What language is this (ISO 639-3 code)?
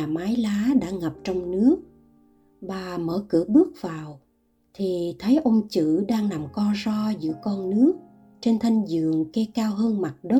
vie